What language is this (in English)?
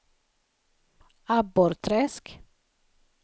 Swedish